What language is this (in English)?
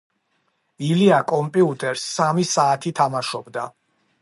Georgian